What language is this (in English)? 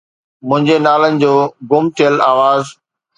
Sindhi